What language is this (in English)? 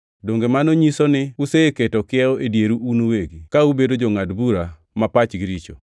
Luo (Kenya and Tanzania)